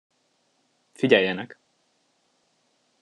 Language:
Hungarian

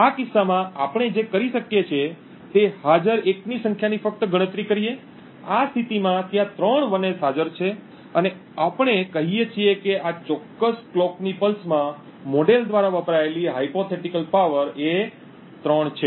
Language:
Gujarati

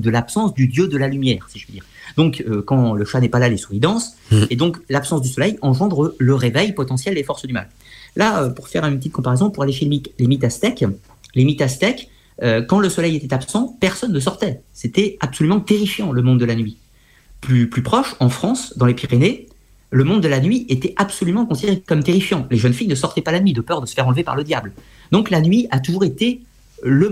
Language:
French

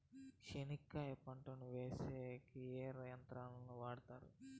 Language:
Telugu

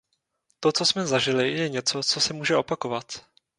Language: Czech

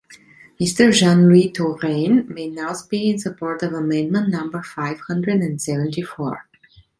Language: English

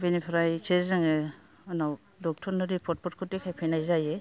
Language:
Bodo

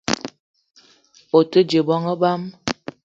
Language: Eton (Cameroon)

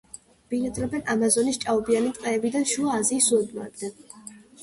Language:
Georgian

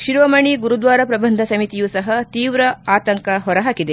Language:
Kannada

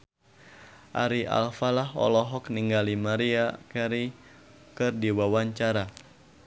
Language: Sundanese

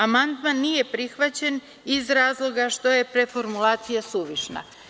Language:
Serbian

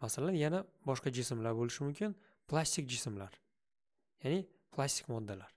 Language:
Turkish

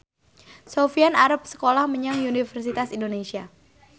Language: Javanese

